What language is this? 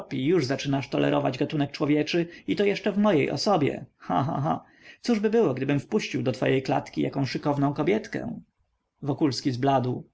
Polish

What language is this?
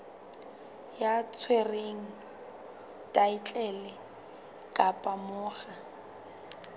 Southern Sotho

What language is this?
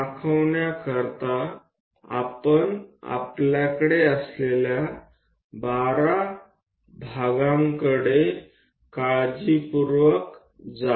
Gujarati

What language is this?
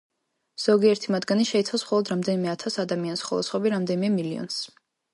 Georgian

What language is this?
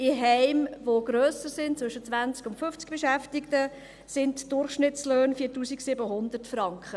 Swiss German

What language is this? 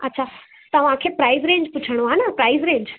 Sindhi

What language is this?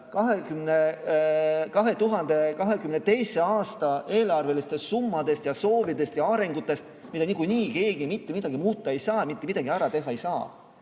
Estonian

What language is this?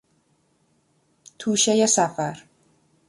Persian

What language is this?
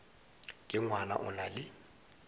Northern Sotho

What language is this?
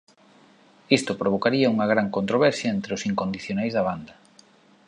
Galician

